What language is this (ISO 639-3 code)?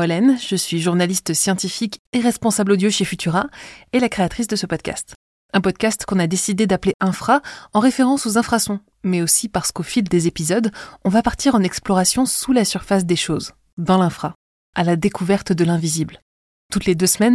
fra